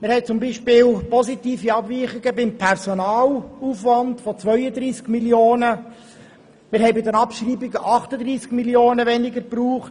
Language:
Swiss German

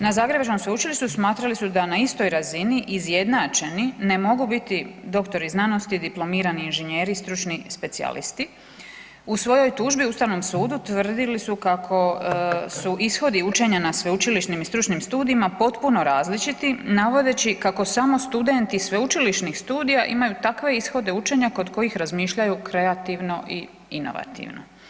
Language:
Croatian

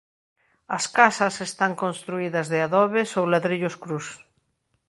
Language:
Galician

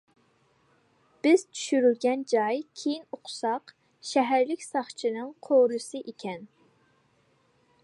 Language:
Uyghur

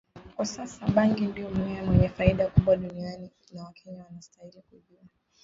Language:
Swahili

